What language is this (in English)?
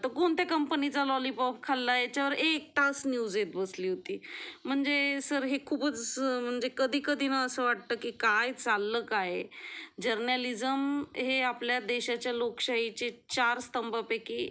Marathi